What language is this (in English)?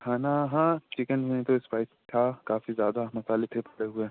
Urdu